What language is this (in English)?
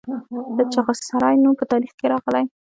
Pashto